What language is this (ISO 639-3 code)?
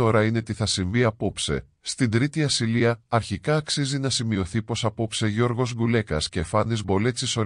ell